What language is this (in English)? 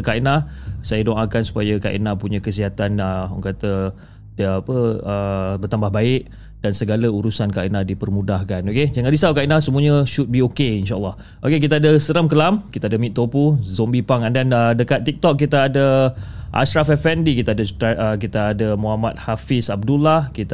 Malay